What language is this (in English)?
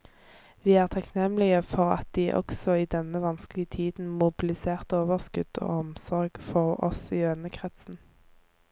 Norwegian